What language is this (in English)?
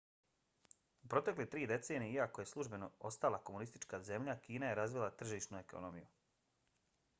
Bosnian